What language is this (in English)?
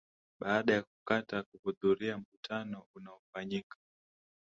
Swahili